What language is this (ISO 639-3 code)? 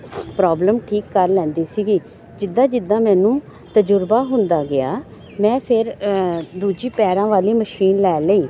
pan